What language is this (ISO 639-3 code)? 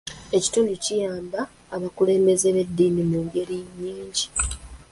lug